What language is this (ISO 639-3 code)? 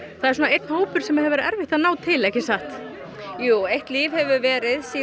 isl